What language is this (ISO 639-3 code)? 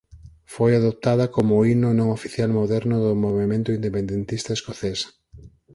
glg